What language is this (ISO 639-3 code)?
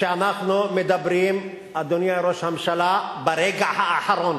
heb